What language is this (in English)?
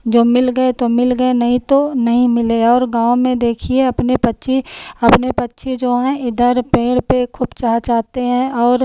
Hindi